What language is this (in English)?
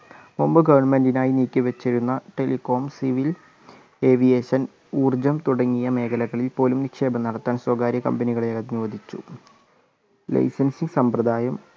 Malayalam